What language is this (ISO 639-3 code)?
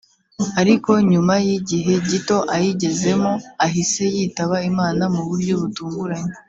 kin